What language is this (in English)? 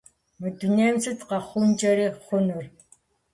Kabardian